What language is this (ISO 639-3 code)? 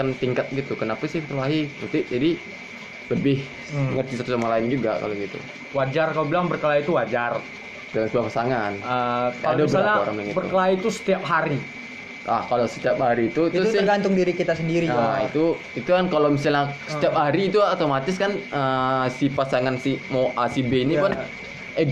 ind